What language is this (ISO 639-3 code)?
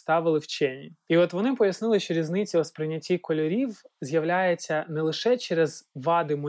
ukr